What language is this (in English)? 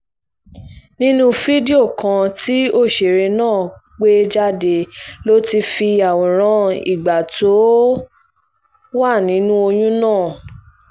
Yoruba